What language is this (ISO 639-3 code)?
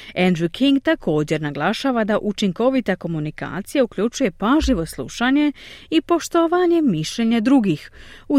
hrv